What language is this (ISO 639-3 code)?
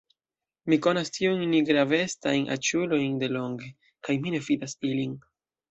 epo